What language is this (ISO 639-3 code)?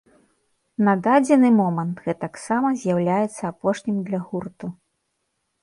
bel